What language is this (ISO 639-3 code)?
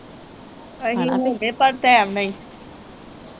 pan